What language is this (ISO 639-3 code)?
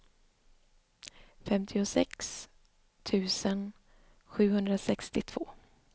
swe